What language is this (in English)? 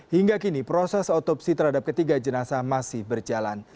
Indonesian